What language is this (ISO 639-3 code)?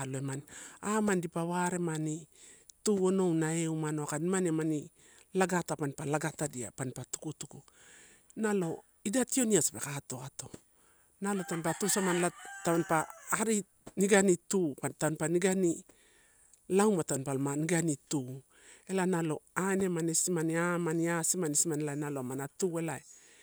ttu